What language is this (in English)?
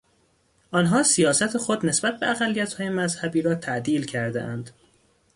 Persian